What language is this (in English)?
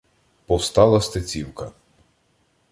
Ukrainian